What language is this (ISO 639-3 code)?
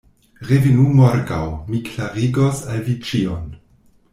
epo